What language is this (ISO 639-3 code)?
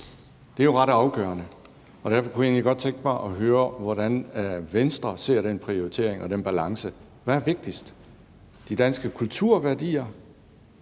dan